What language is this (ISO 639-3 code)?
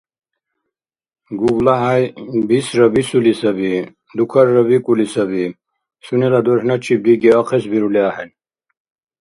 dar